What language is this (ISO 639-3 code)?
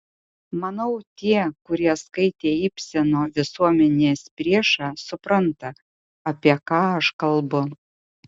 lit